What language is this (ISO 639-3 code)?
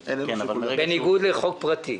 heb